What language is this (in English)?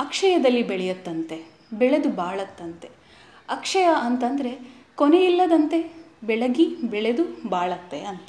Kannada